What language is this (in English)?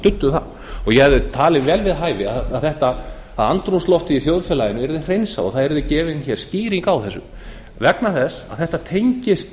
Icelandic